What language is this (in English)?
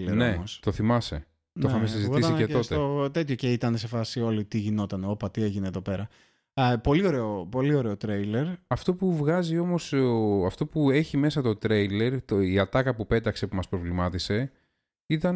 Greek